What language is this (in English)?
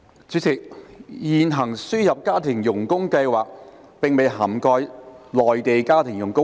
Cantonese